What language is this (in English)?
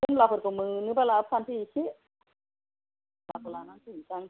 Bodo